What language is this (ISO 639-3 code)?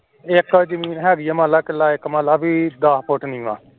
pan